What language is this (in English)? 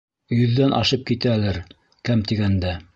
Bashkir